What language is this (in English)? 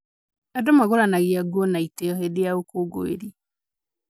Kikuyu